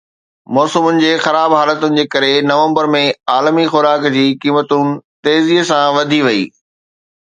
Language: Sindhi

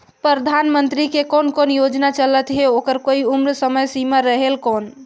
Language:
Chhattisgarhi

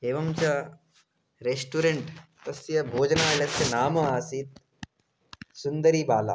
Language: Sanskrit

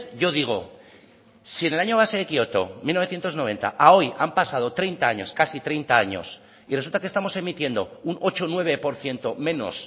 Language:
Spanish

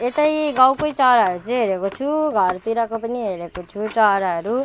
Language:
Nepali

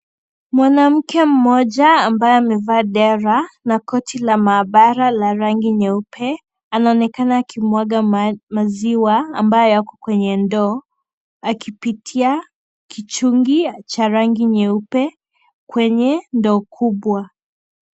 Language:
Swahili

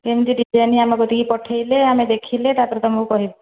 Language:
Odia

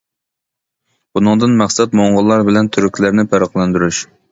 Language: Uyghur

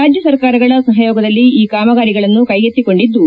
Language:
Kannada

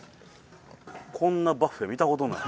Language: Japanese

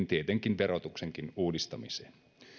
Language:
Finnish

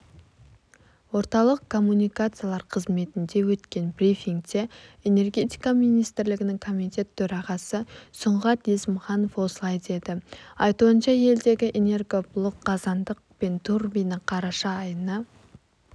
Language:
Kazakh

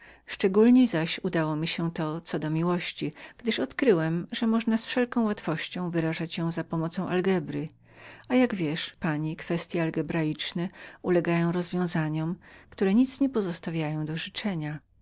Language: Polish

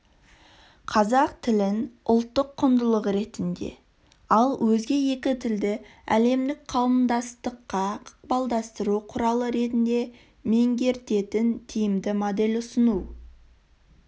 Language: Kazakh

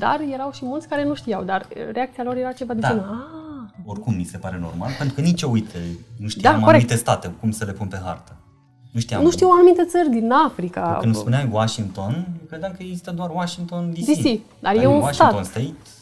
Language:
Romanian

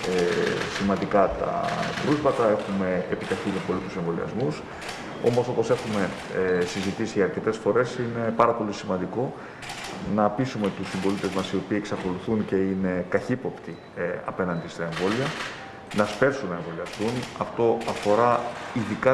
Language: Greek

